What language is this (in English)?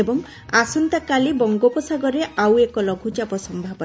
Odia